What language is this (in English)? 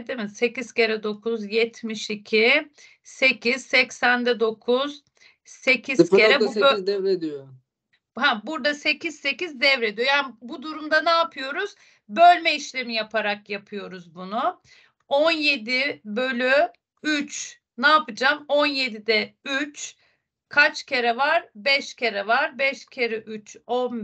Turkish